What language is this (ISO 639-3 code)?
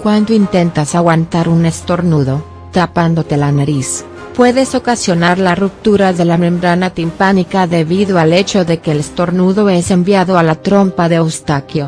spa